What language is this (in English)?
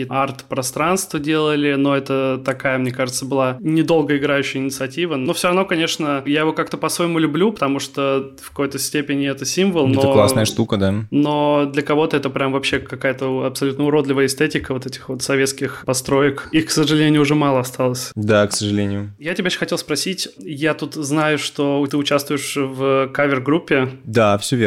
Russian